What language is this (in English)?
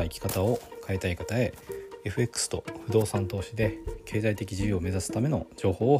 Japanese